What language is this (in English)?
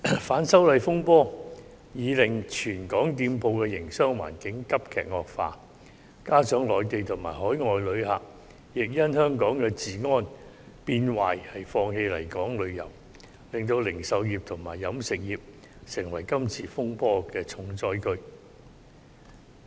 Cantonese